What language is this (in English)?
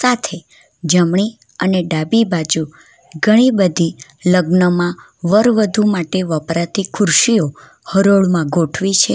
Gujarati